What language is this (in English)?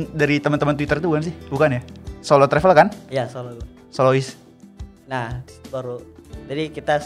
Indonesian